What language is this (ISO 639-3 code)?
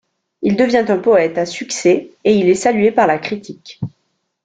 fra